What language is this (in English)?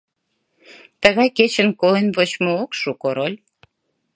Mari